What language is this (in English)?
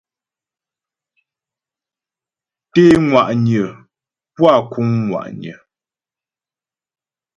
Ghomala